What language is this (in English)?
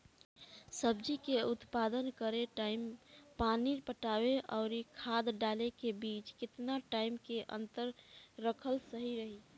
Bhojpuri